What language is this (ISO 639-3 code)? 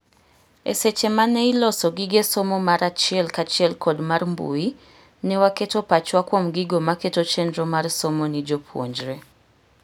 luo